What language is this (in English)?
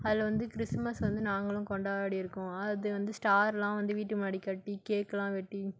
Tamil